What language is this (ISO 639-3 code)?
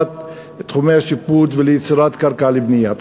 heb